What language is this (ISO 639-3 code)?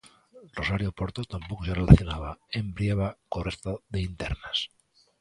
glg